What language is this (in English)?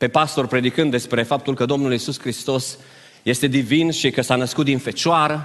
Romanian